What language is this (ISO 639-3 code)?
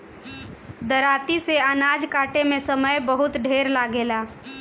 bho